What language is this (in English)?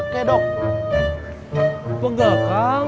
Indonesian